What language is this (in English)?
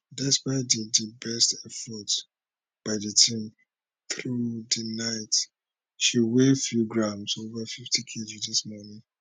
Nigerian Pidgin